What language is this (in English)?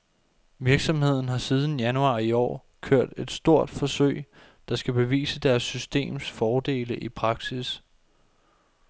Danish